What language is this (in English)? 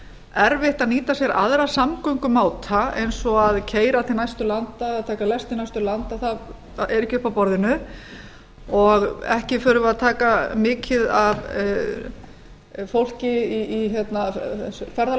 Icelandic